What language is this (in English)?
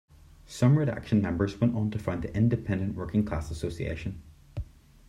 English